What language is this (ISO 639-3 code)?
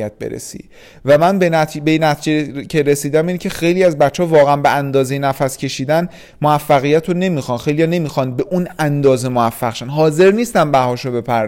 fas